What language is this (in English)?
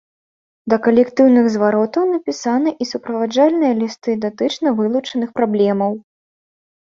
Belarusian